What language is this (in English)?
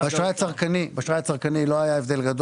Hebrew